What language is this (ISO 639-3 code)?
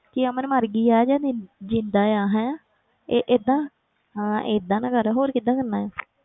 pan